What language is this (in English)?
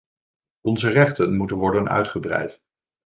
Dutch